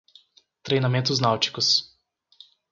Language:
Portuguese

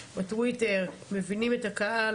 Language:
Hebrew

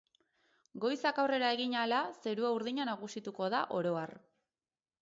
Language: Basque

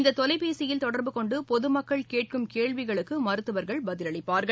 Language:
Tamil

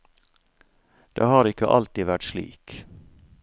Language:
Norwegian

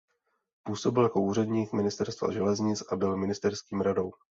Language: Czech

